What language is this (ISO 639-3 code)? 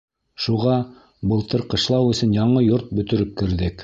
bak